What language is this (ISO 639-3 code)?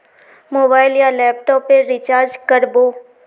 mag